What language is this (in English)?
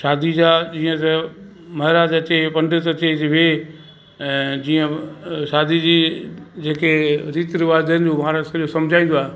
Sindhi